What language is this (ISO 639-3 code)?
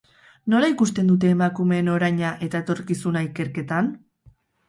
eus